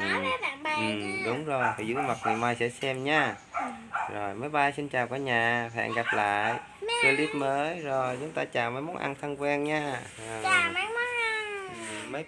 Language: Vietnamese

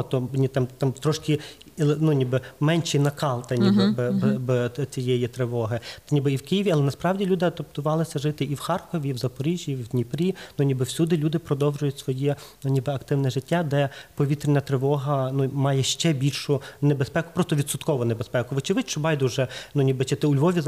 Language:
Ukrainian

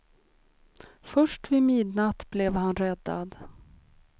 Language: Swedish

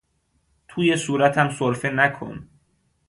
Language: Persian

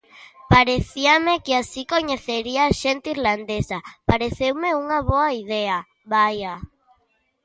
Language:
Galician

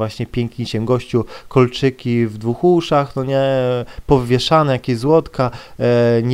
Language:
Polish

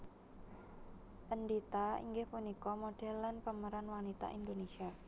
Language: Javanese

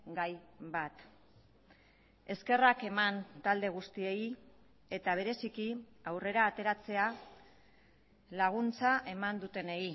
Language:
Basque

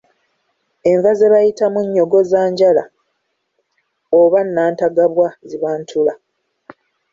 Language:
Ganda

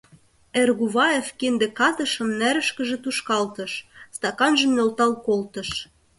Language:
Mari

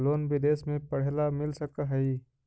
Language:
Magahi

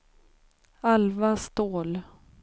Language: Swedish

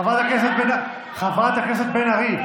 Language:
Hebrew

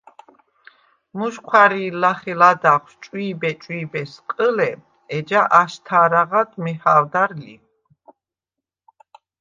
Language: Svan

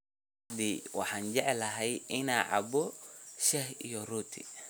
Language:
Somali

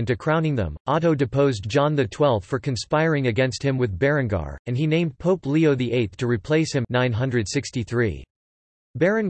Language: English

